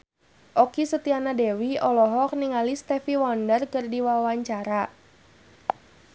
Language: Sundanese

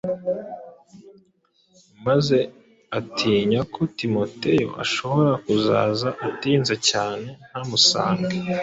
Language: Kinyarwanda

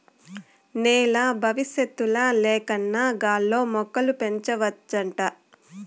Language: Telugu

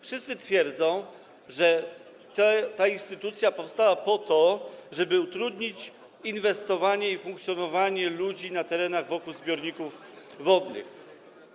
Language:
Polish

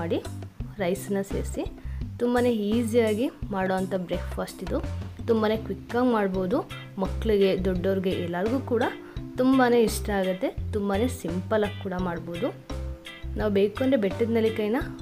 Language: Kannada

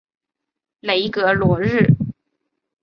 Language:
Chinese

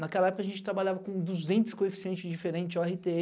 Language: Portuguese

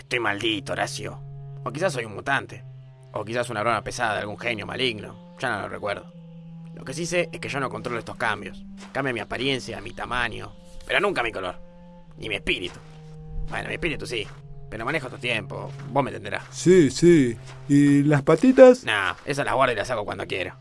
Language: Spanish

